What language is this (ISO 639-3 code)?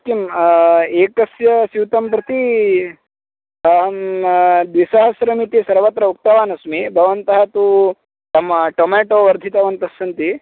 san